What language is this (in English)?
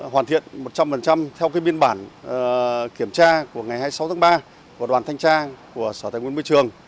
Vietnamese